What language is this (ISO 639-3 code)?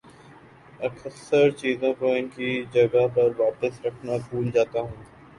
urd